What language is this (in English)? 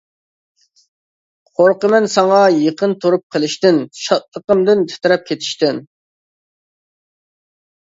Uyghur